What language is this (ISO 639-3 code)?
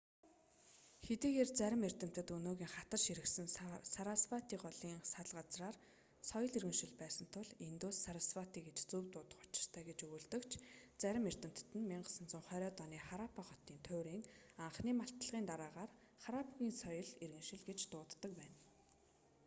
mon